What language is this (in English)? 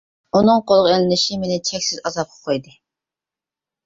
Uyghur